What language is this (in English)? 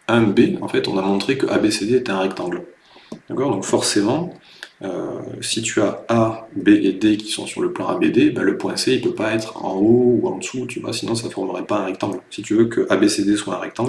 French